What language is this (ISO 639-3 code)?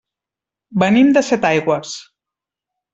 cat